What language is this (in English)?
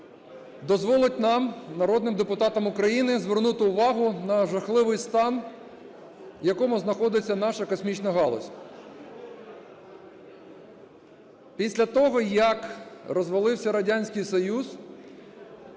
Ukrainian